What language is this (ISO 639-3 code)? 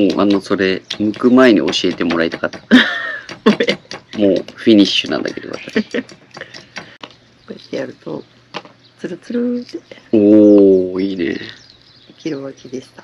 jpn